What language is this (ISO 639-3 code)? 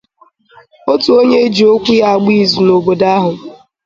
ibo